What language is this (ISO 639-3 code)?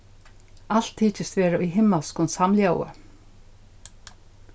fao